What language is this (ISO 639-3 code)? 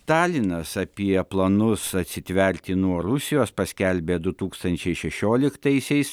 lit